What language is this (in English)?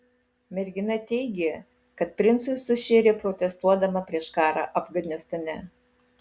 Lithuanian